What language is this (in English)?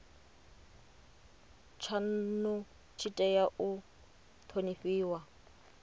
Venda